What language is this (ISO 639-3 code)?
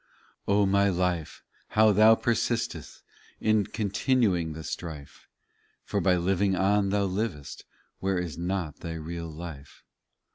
eng